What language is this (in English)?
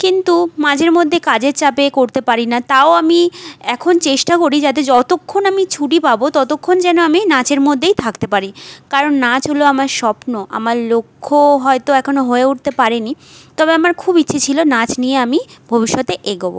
Bangla